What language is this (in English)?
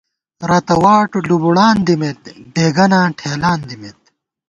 Gawar-Bati